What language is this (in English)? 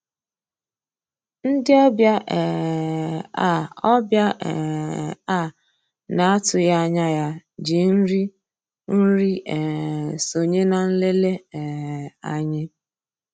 Igbo